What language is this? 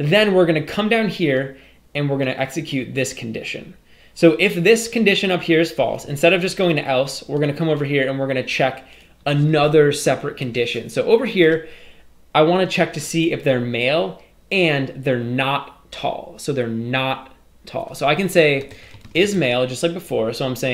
English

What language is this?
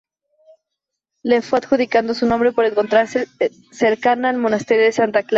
Spanish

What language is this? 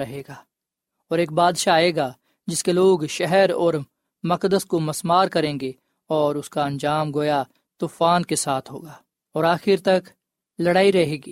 Urdu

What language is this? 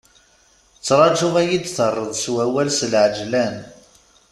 Kabyle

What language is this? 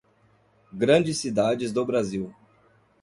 Portuguese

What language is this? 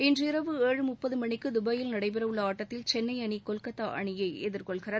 Tamil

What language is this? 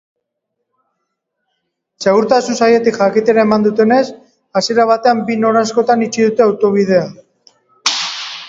Basque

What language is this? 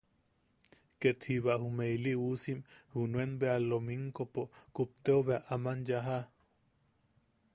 Yaqui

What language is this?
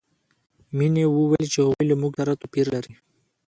Pashto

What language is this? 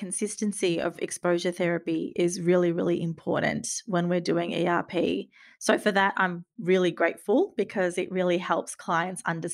English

